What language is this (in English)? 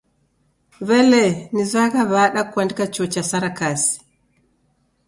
Taita